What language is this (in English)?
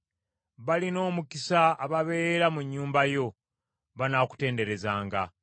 Ganda